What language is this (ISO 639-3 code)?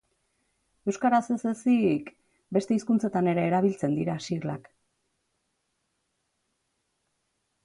eus